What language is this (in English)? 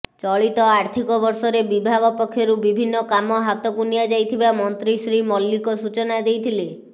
Odia